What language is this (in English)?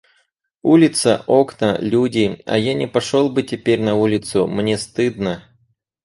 Russian